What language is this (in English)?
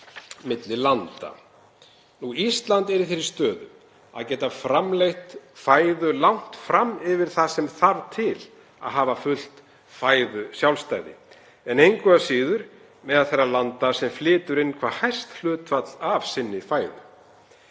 Icelandic